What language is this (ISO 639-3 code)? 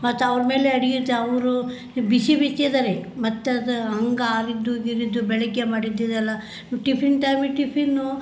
kan